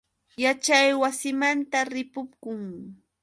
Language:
Yauyos Quechua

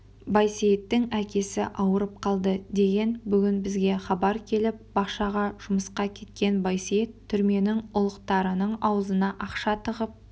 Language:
Kazakh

